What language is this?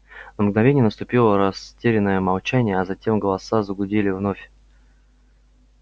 Russian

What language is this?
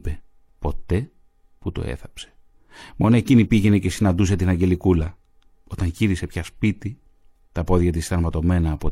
Greek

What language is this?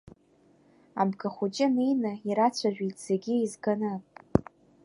Abkhazian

